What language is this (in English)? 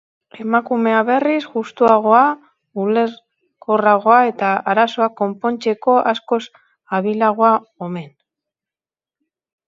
Basque